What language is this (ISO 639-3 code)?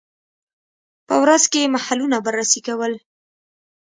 pus